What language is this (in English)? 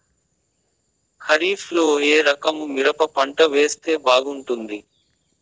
Telugu